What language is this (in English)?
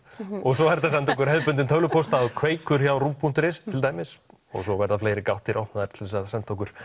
Icelandic